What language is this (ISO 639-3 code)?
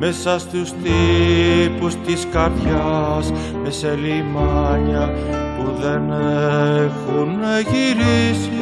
ell